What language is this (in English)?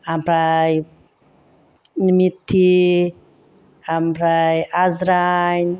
Bodo